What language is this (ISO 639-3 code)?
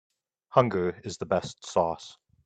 eng